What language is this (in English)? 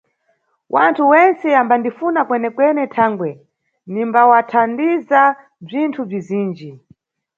Nyungwe